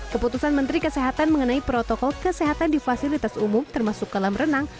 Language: Indonesian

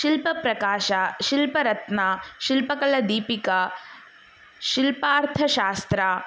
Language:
Sanskrit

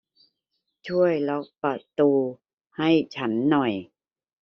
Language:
Thai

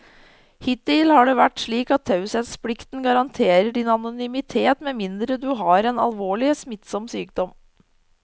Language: Norwegian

